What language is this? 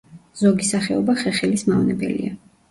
Georgian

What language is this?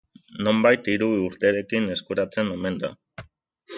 Basque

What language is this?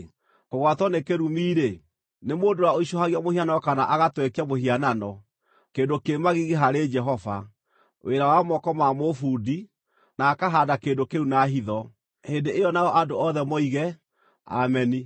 Kikuyu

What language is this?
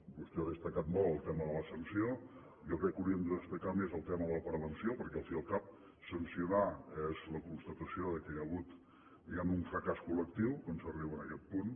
Catalan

